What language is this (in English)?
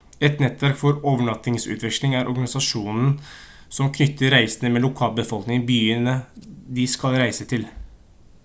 Norwegian Bokmål